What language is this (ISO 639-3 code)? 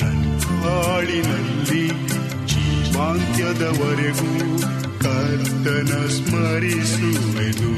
kan